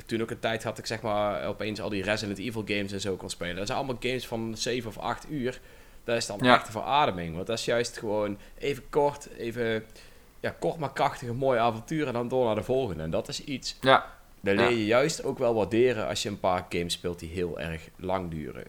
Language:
Dutch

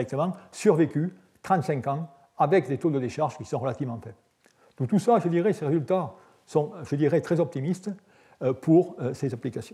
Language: French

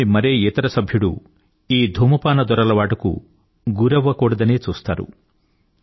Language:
Telugu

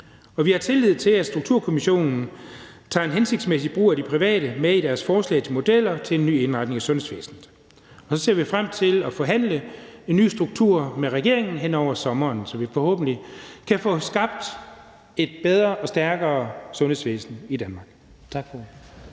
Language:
Danish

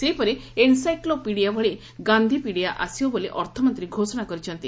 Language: Odia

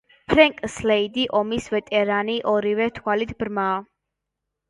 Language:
Georgian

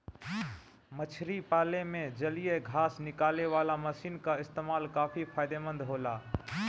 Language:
Bhojpuri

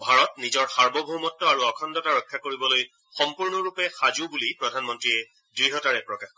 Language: Assamese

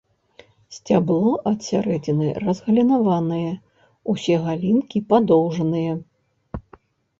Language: Belarusian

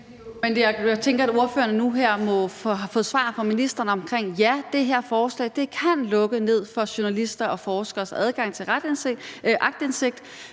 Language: Danish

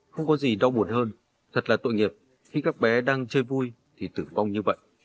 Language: Vietnamese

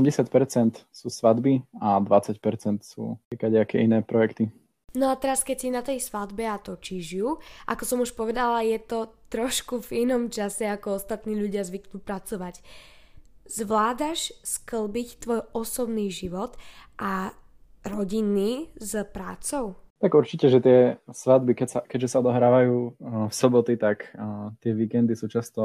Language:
Slovak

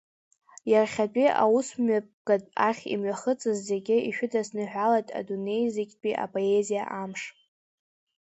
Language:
Abkhazian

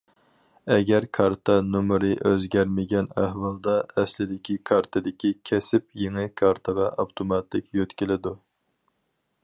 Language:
Uyghur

